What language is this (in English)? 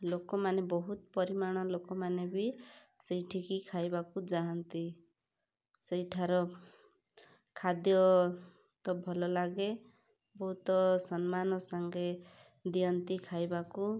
Odia